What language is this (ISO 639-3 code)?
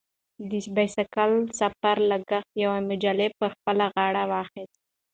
pus